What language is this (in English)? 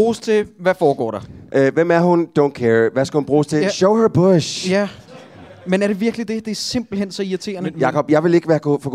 Danish